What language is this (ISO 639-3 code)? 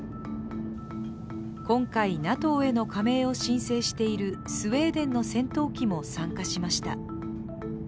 jpn